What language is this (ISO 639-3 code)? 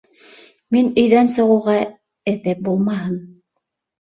bak